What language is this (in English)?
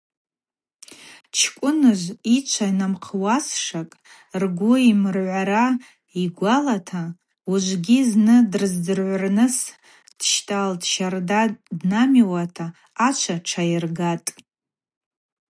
Abaza